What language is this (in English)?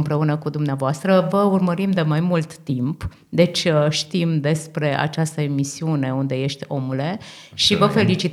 Romanian